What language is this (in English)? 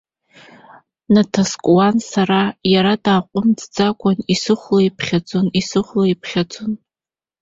Abkhazian